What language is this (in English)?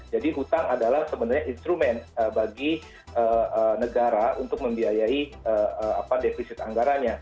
Indonesian